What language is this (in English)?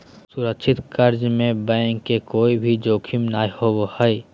Magahi